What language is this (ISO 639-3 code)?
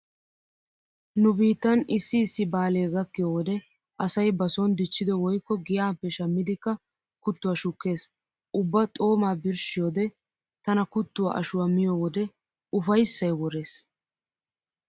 wal